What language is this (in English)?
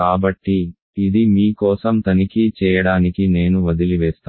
Telugu